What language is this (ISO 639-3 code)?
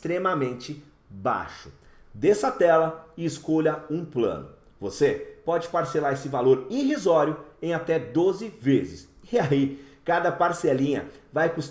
por